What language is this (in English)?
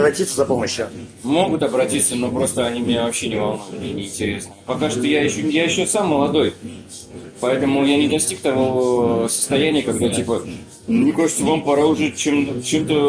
Russian